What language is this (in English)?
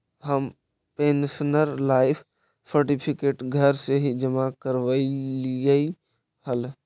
Magahi